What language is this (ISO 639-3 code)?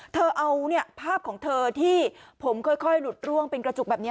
tha